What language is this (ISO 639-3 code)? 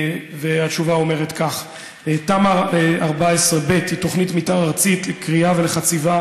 heb